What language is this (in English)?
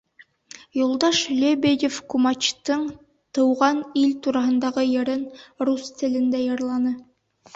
Bashkir